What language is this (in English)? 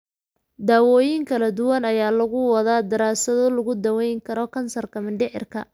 Somali